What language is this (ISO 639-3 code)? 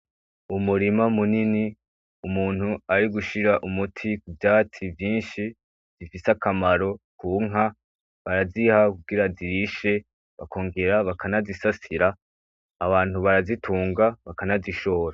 run